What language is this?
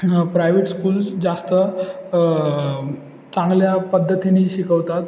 Marathi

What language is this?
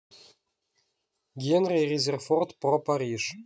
Russian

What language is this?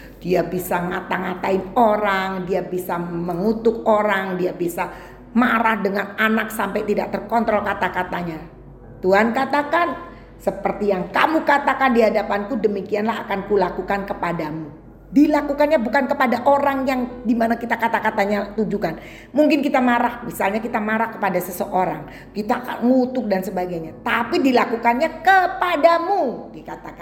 Indonesian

